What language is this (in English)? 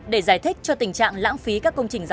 Vietnamese